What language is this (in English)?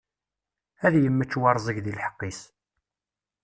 Kabyle